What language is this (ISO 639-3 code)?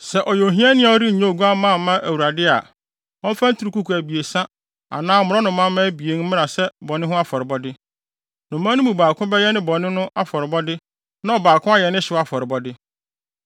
aka